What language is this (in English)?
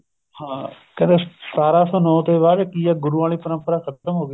Punjabi